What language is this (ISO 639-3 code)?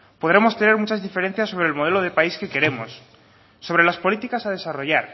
spa